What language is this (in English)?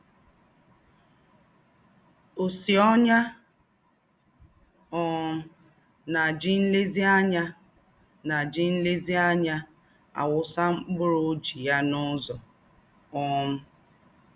Igbo